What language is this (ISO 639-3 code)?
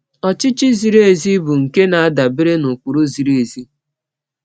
ibo